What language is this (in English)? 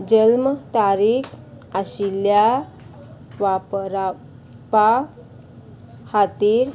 Konkani